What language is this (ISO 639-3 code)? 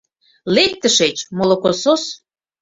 chm